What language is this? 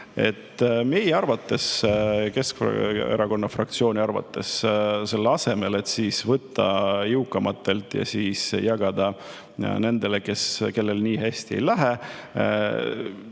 Estonian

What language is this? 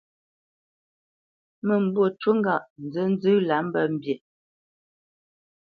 Bamenyam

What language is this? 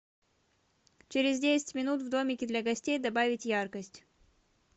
Russian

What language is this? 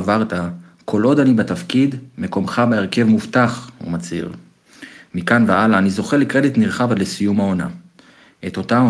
Hebrew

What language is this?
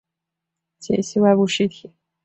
Chinese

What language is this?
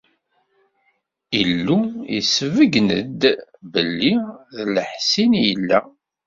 Kabyle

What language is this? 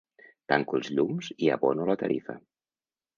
Catalan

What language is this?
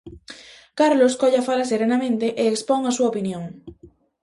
Galician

